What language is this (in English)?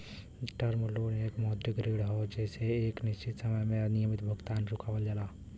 Bhojpuri